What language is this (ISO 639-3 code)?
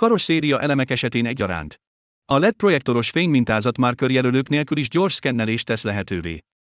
hun